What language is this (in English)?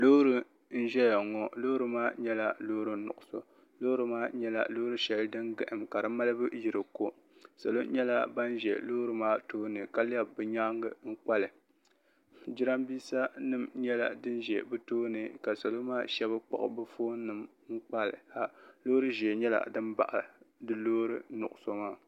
Dagbani